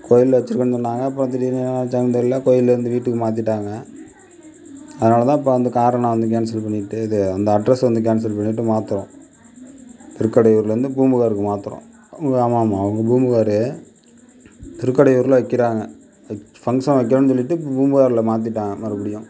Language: Tamil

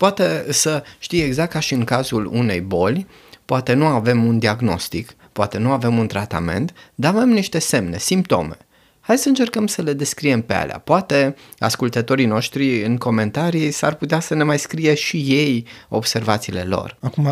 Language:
Romanian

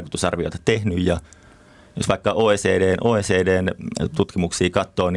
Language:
Finnish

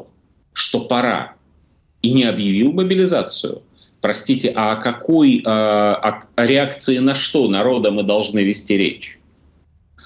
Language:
Russian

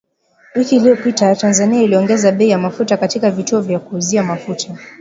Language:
Swahili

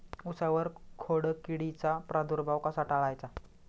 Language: Marathi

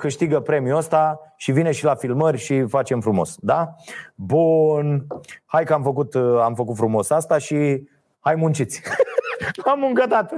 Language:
Romanian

